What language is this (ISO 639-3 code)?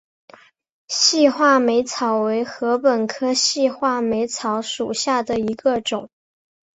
zho